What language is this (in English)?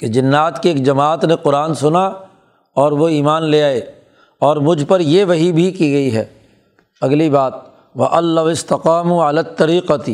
Urdu